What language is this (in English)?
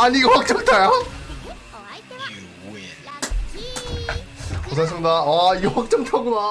Korean